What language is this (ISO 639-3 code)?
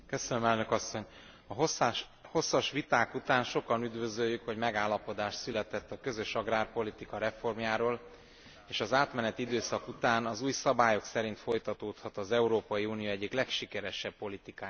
hun